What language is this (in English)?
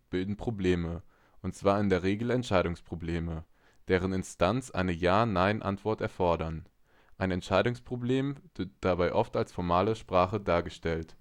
German